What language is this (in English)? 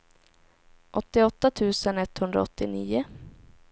Swedish